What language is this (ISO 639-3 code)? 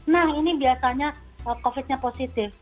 ind